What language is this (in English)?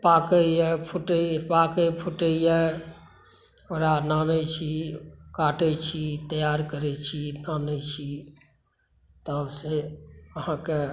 Maithili